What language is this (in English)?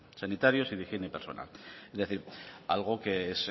Spanish